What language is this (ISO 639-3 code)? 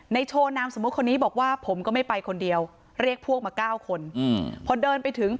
tha